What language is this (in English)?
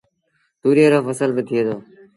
Sindhi Bhil